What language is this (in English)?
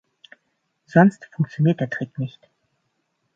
German